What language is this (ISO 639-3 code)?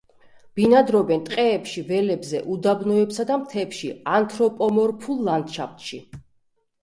kat